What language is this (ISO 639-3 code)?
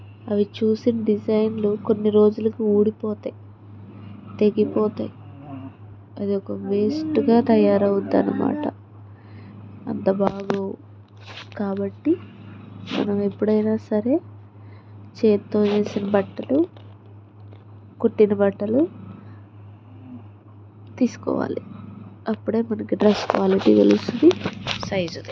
tel